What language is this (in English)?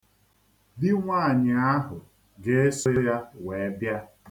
Igbo